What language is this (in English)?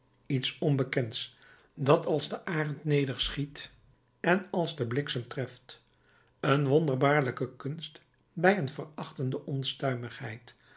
Dutch